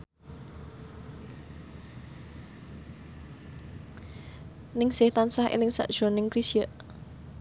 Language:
Javanese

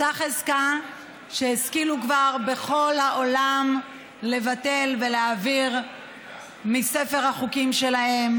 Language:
Hebrew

